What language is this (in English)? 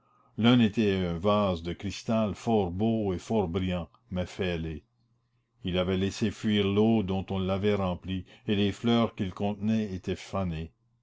French